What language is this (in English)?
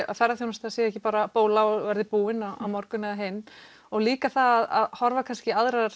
Icelandic